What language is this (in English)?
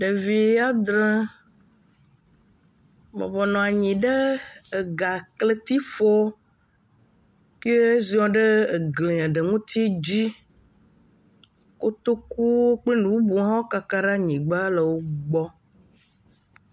Ewe